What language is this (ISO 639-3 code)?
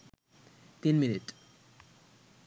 ben